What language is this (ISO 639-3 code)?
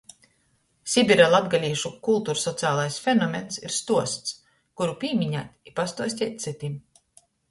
ltg